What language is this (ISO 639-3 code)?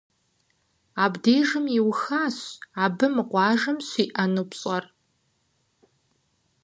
kbd